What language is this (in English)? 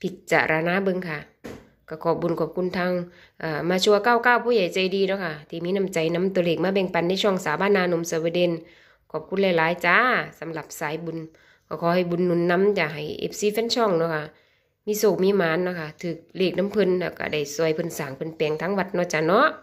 Thai